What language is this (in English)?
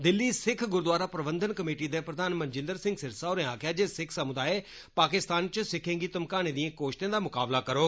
Dogri